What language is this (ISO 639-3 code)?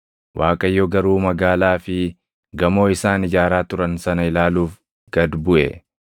orm